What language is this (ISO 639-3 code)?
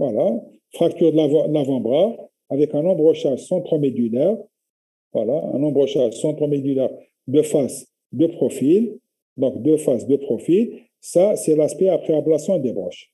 fra